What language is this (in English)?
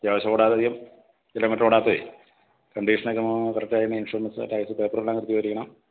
Malayalam